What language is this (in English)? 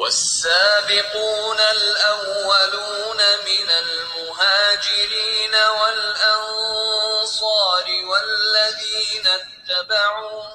Malay